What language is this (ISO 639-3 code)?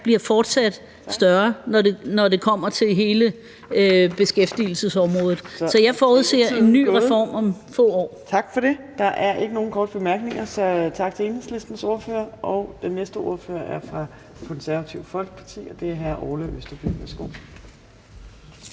dan